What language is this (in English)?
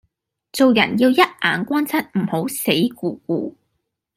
Cantonese